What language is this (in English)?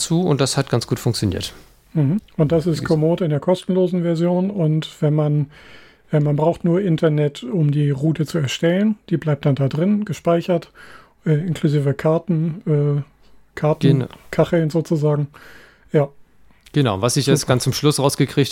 German